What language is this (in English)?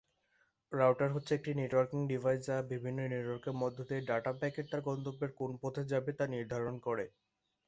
Bangla